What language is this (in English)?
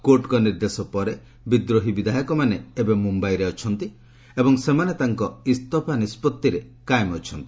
Odia